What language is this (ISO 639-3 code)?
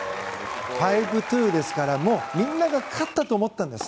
jpn